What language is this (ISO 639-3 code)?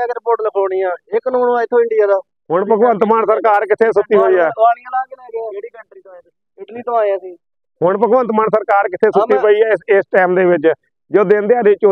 pan